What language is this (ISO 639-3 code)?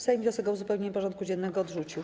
pol